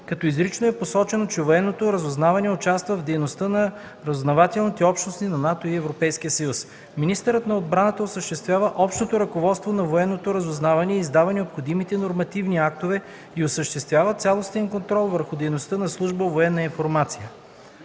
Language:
Bulgarian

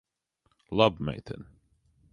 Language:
Latvian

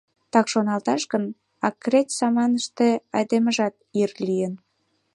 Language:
Mari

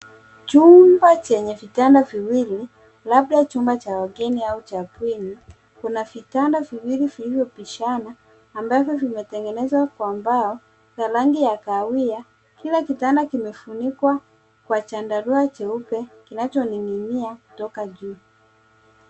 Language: Swahili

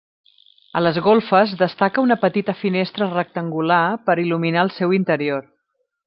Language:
Catalan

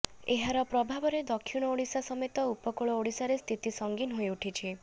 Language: Odia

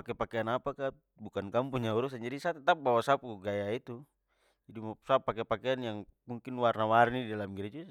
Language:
Papuan Malay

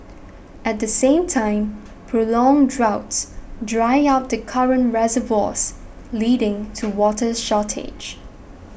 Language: English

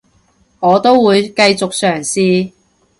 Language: Cantonese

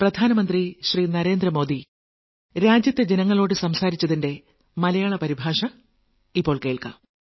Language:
Malayalam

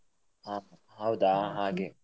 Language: Kannada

